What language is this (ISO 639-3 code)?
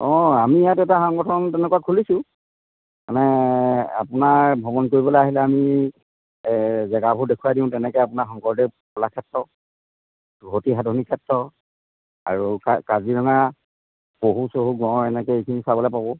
asm